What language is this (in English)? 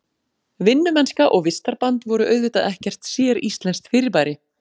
Icelandic